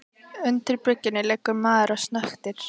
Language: Icelandic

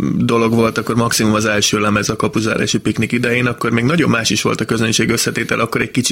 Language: Hungarian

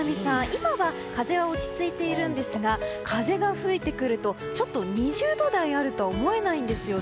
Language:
Japanese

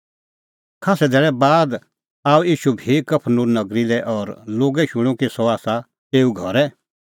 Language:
Kullu Pahari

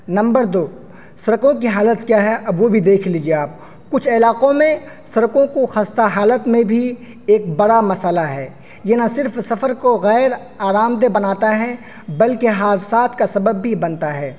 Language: Urdu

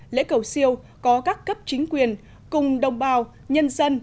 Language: Vietnamese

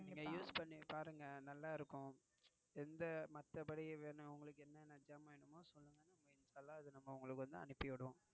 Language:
Tamil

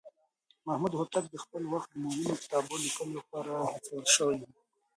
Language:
Pashto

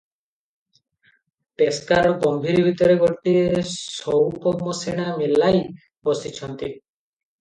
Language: Odia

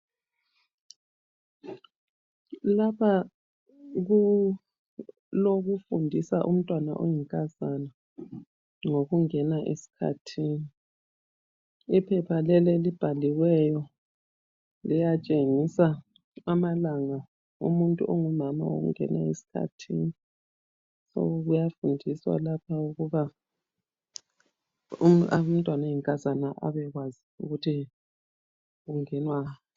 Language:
North Ndebele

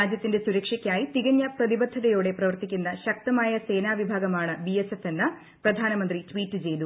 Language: Malayalam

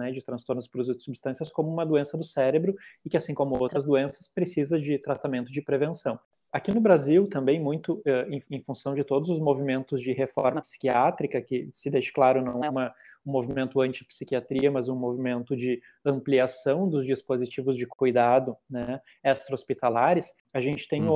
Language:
Portuguese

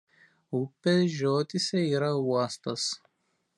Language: Lithuanian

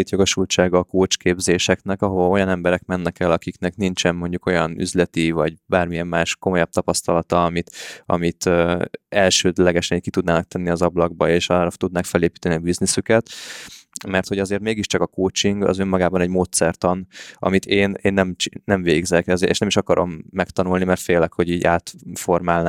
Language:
Hungarian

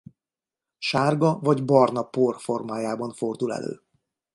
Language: Hungarian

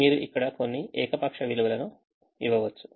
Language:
Telugu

